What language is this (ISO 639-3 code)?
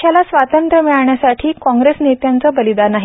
mar